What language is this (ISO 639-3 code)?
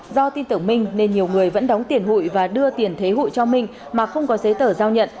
vie